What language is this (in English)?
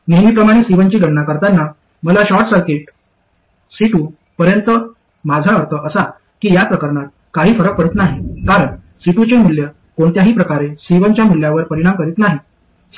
Marathi